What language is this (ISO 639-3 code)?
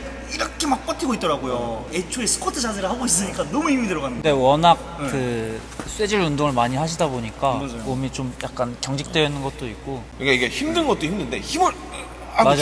kor